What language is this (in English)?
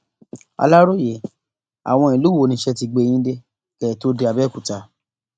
Yoruba